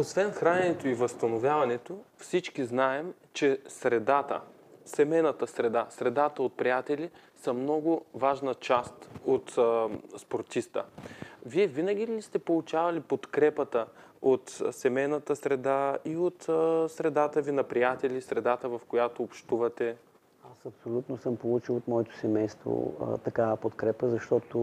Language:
Bulgarian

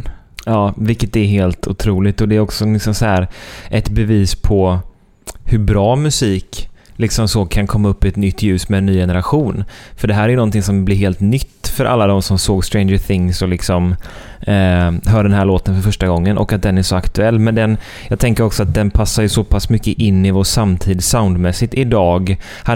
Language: Swedish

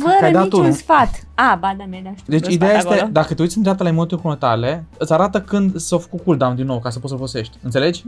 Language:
Romanian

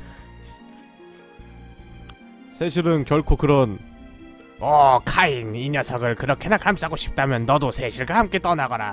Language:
Korean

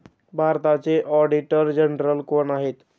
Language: Marathi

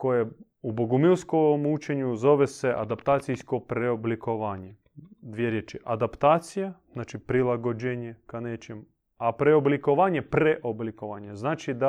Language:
Croatian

